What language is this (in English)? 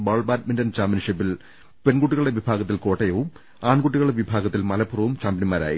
Malayalam